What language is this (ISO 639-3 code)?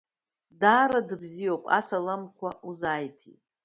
abk